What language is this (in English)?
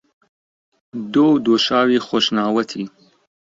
Central Kurdish